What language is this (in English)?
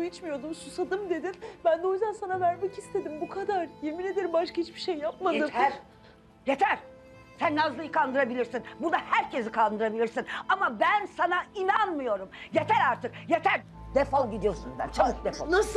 Turkish